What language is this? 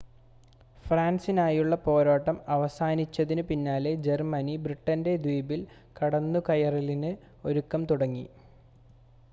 Malayalam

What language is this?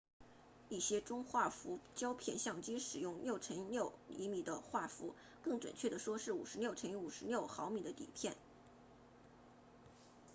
Chinese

